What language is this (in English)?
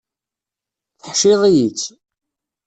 Kabyle